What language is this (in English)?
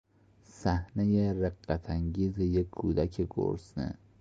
Persian